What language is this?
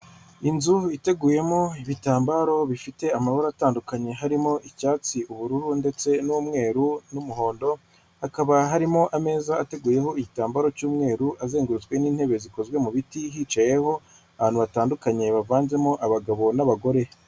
Kinyarwanda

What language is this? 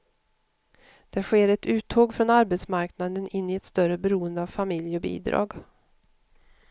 Swedish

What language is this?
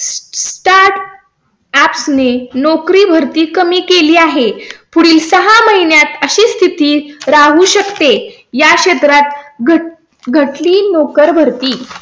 Marathi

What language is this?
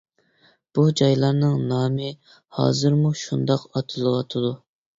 Uyghur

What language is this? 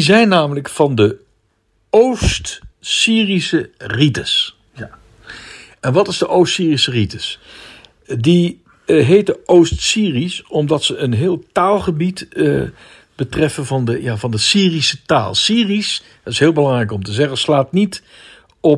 Dutch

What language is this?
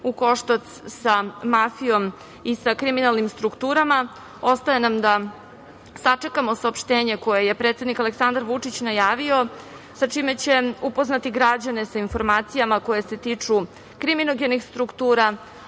Serbian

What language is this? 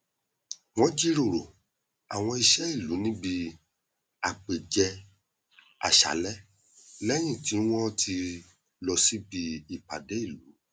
Yoruba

